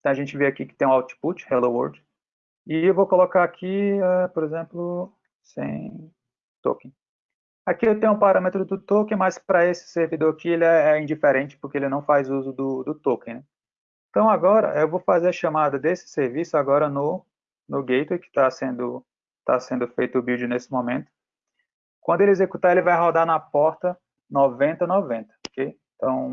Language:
Portuguese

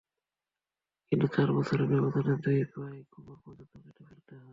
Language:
Bangla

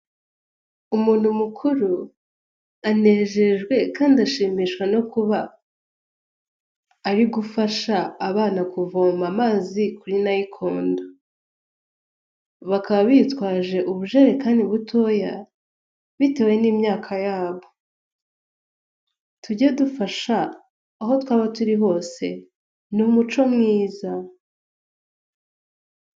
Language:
Kinyarwanda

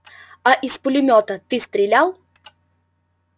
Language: Russian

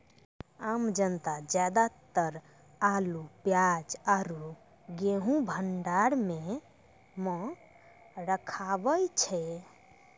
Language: Maithili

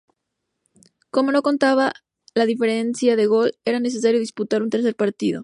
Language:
Spanish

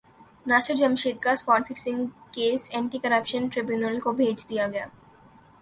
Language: Urdu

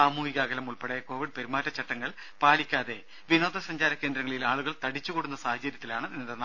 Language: Malayalam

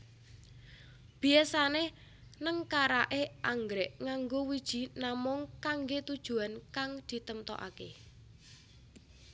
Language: Javanese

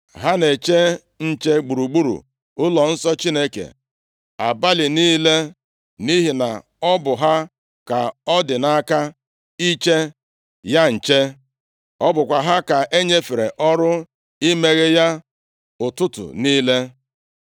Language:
Igbo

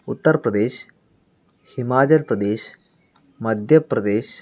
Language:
Malayalam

